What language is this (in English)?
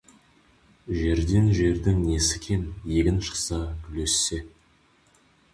Kazakh